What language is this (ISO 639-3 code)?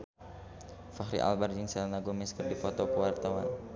sun